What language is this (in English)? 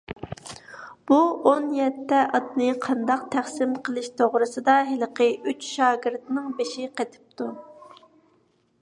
Uyghur